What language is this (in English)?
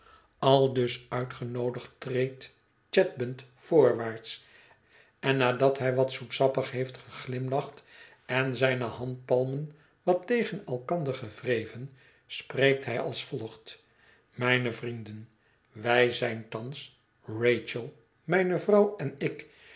Dutch